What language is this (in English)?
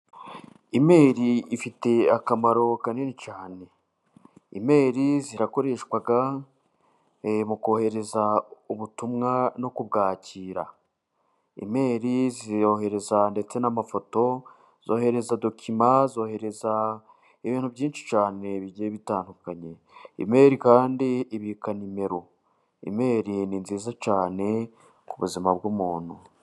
Kinyarwanda